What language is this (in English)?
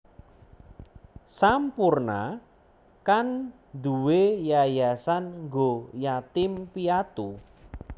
Javanese